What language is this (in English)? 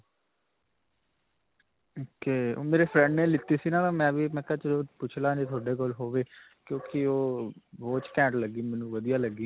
Punjabi